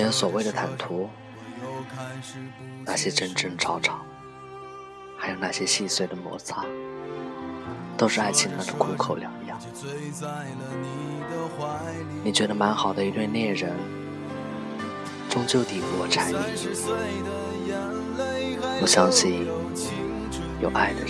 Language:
Chinese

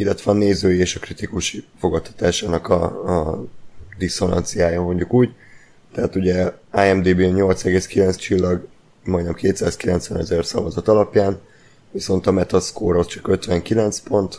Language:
Hungarian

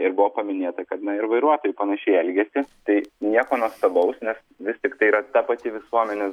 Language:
Lithuanian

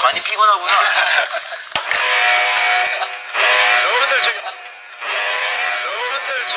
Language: Korean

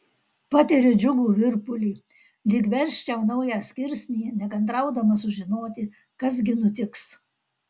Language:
Lithuanian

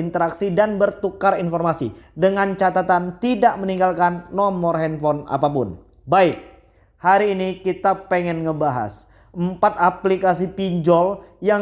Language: Indonesian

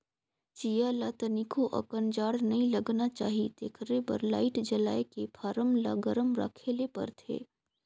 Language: Chhattisgarhi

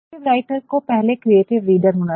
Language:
Hindi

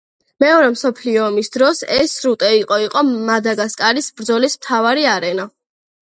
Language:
Georgian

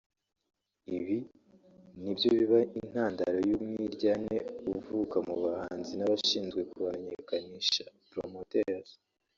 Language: Kinyarwanda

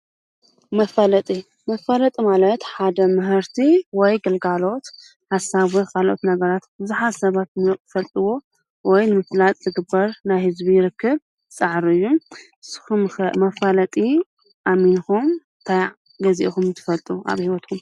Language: Tigrinya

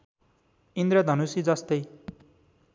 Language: Nepali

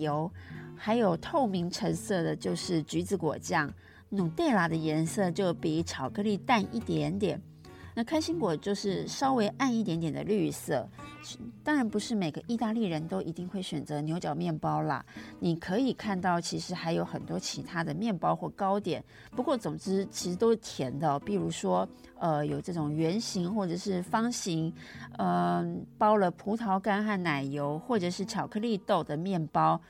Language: Chinese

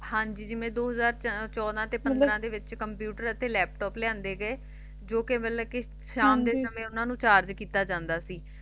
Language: Punjabi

